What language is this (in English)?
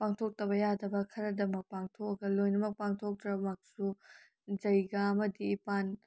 Manipuri